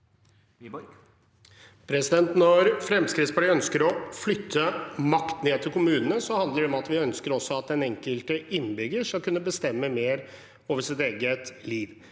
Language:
Norwegian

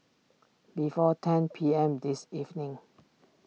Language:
English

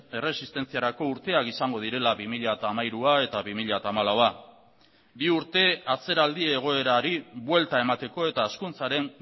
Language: Basque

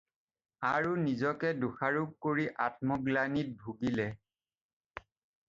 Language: Assamese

